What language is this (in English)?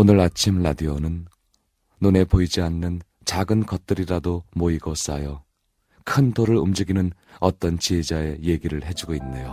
Korean